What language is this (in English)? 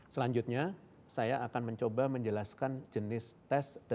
Indonesian